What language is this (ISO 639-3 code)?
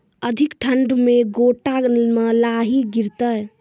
mai